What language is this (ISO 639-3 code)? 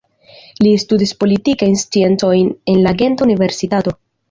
epo